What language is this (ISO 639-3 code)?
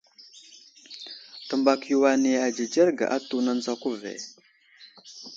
udl